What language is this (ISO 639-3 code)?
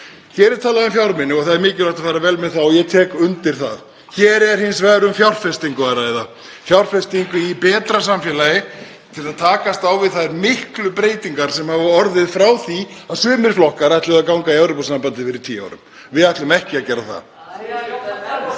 isl